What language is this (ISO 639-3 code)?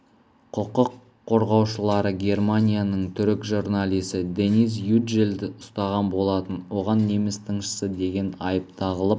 kaz